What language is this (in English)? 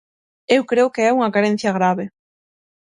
Galician